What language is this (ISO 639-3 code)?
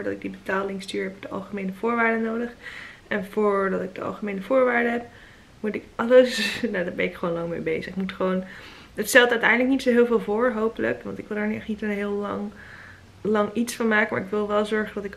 nld